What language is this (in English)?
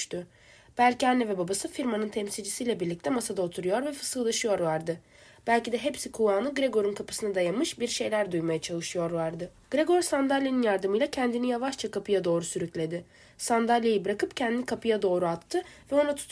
Turkish